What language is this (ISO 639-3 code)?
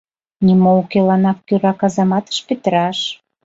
chm